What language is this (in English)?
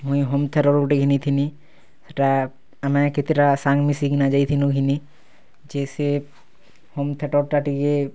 Odia